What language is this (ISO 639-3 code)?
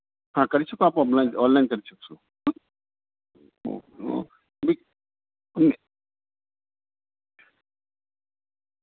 guj